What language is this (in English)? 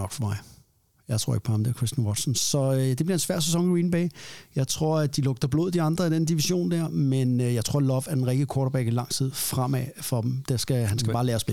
Danish